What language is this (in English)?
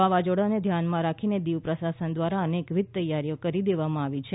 Gujarati